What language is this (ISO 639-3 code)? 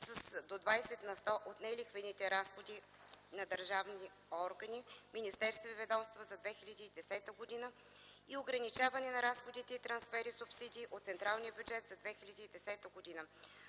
bul